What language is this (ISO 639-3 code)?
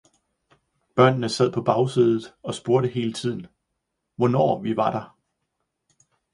dan